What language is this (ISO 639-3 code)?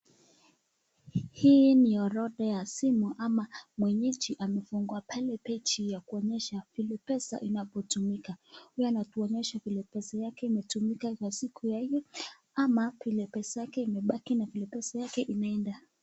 swa